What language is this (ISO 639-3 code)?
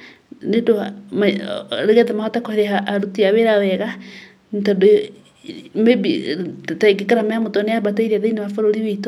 kik